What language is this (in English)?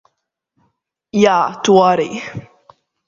Latvian